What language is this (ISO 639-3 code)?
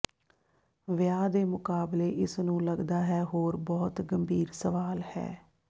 pan